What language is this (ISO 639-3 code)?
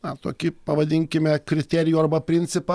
lit